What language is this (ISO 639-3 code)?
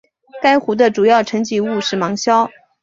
zho